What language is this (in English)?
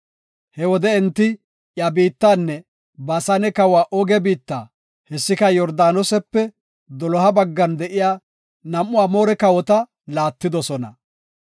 Gofa